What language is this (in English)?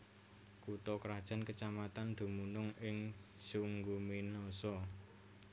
Javanese